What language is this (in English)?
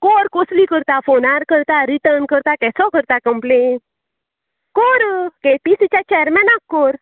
Konkani